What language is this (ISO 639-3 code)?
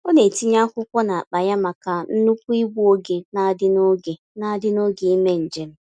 ibo